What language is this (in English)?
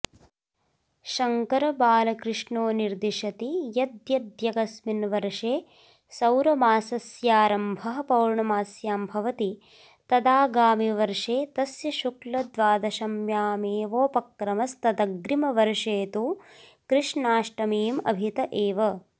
Sanskrit